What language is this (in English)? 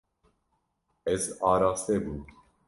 Kurdish